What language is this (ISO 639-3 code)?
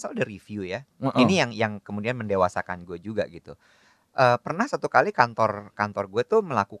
ind